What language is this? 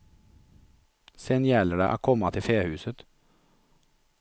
Swedish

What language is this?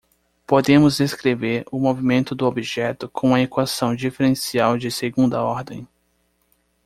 Portuguese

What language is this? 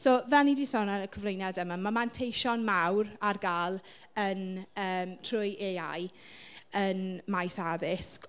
Welsh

